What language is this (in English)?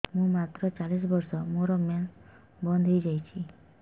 Odia